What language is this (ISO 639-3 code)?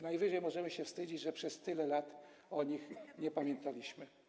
pol